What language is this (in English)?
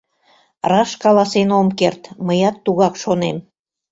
Mari